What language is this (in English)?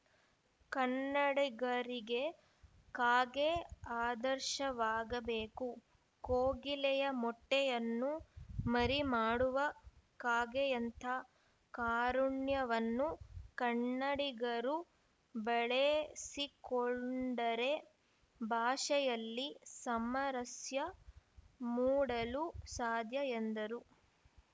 Kannada